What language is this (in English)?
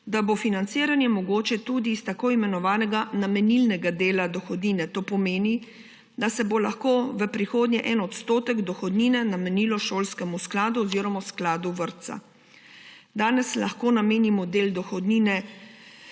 Slovenian